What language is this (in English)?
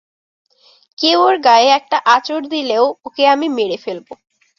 Bangla